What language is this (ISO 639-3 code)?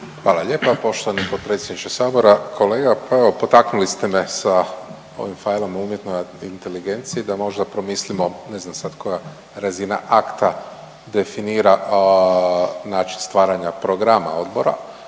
hrv